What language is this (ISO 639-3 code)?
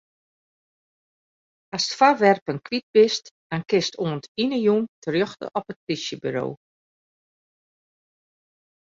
fry